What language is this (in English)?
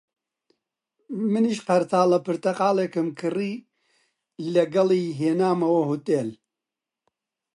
Central Kurdish